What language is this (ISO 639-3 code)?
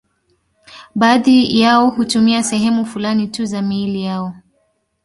swa